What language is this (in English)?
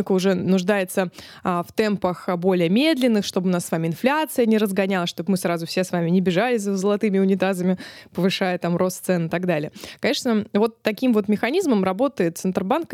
Russian